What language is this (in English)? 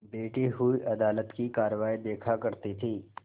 Hindi